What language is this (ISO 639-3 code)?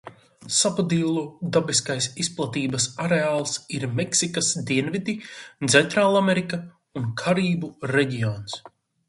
lav